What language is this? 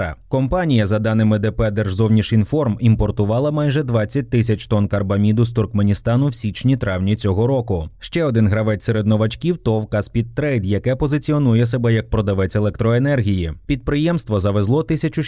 Ukrainian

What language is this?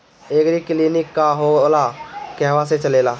Bhojpuri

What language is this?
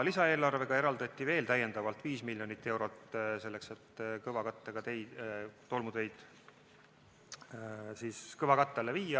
Estonian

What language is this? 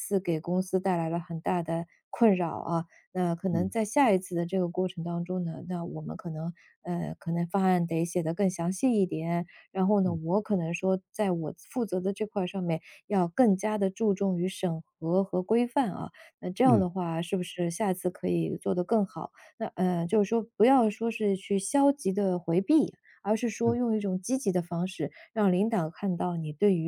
Chinese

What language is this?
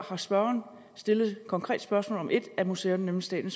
Danish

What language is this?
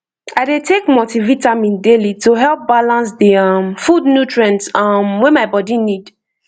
Nigerian Pidgin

